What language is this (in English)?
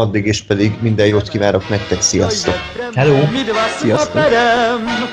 Hungarian